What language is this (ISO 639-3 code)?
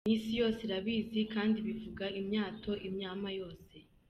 kin